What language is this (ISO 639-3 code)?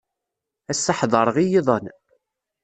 kab